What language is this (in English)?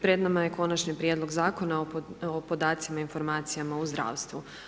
Croatian